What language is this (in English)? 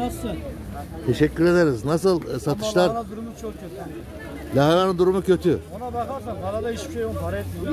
Turkish